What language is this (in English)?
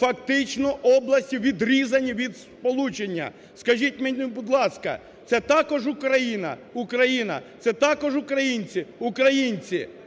Ukrainian